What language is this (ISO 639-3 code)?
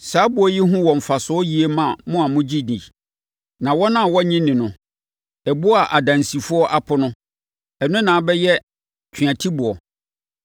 aka